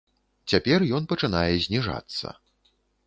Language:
Belarusian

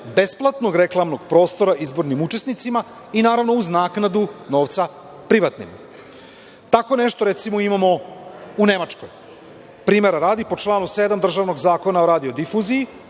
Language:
Serbian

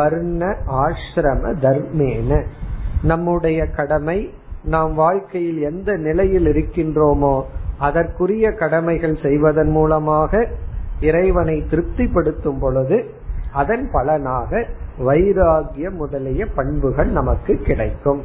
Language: Tamil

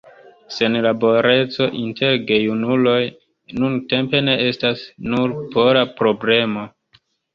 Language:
Esperanto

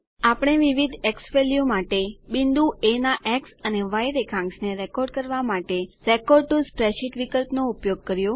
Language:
Gujarati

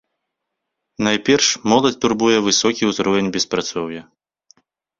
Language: Belarusian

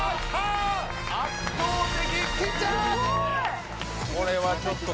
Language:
Japanese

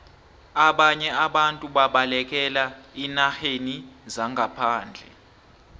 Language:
South Ndebele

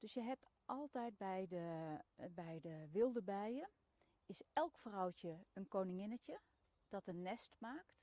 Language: Russian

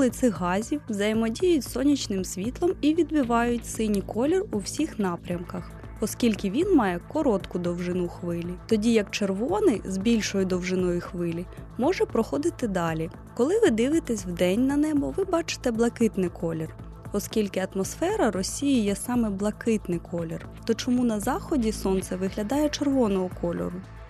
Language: Ukrainian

